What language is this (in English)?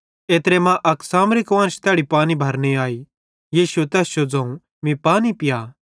Bhadrawahi